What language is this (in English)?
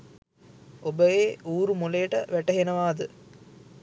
Sinhala